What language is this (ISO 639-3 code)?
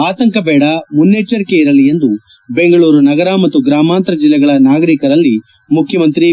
kan